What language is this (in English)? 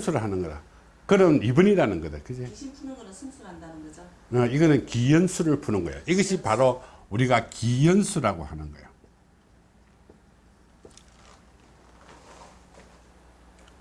Korean